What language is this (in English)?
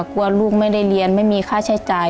Thai